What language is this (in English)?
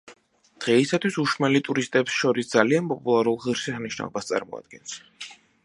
Georgian